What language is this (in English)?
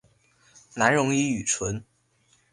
Chinese